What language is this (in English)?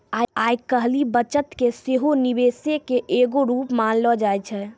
Maithili